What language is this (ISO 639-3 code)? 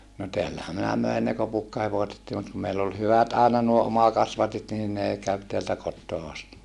fin